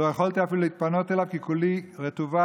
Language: Hebrew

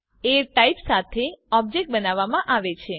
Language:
Gujarati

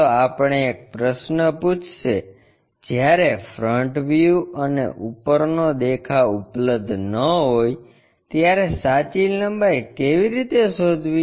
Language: Gujarati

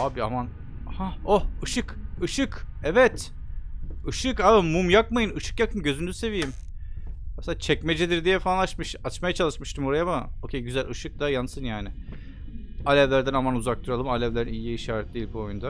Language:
Turkish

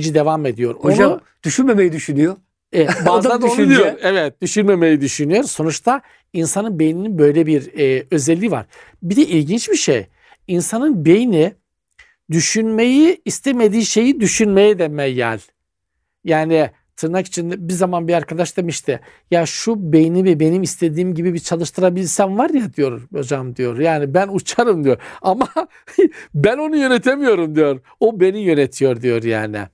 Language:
Turkish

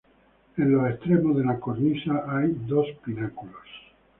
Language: Spanish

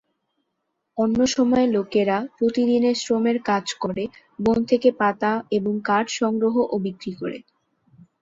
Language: Bangla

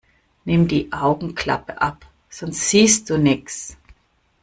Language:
German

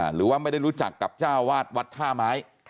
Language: Thai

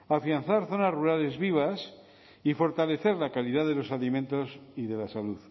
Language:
Spanish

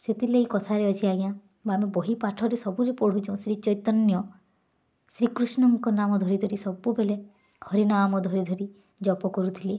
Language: Odia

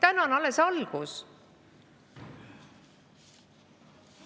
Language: Estonian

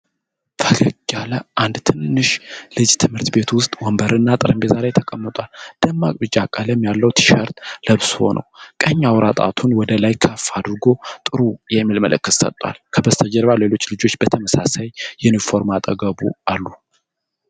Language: Amharic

